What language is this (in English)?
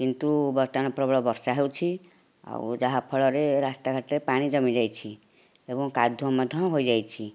Odia